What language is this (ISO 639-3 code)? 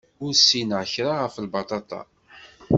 kab